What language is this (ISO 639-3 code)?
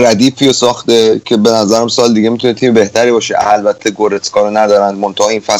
fas